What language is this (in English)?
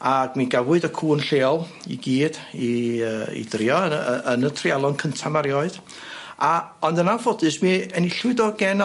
Welsh